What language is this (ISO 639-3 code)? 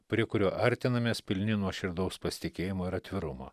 lit